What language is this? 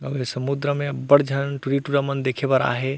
Chhattisgarhi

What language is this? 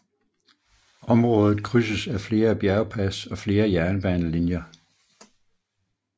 Danish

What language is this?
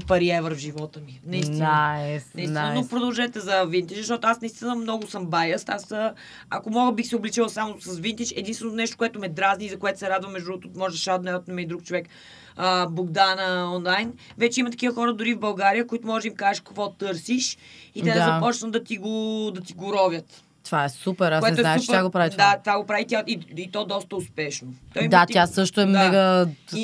Bulgarian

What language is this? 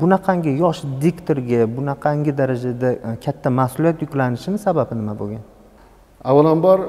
Turkish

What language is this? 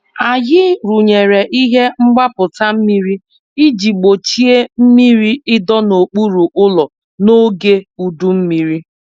Igbo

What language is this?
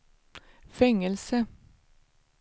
Swedish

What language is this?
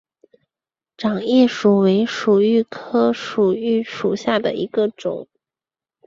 Chinese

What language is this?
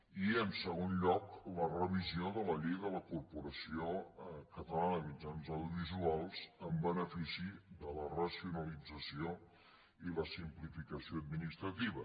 Catalan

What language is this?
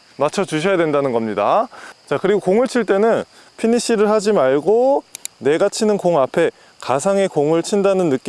Korean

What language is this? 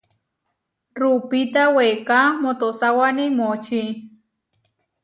Huarijio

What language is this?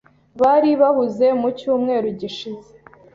Kinyarwanda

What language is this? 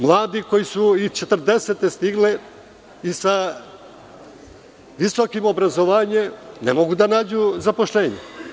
Serbian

